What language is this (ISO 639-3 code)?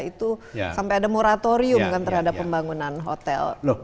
ind